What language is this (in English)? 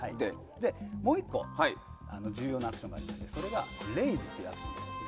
Japanese